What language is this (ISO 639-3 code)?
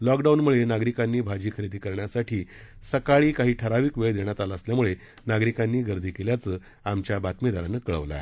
mar